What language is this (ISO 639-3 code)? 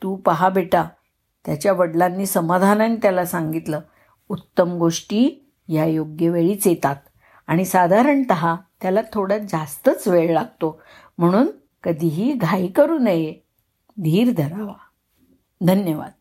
mar